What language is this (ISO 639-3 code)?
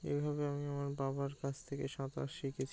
ben